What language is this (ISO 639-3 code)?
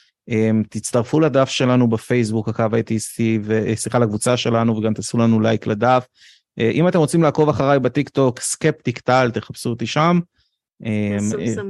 heb